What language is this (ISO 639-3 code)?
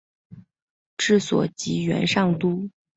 zho